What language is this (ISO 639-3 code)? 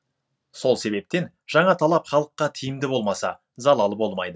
kaz